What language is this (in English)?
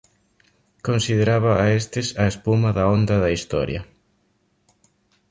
Galician